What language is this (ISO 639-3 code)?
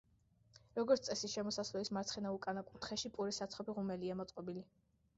kat